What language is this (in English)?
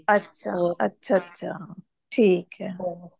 Punjabi